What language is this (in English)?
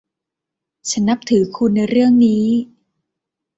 Thai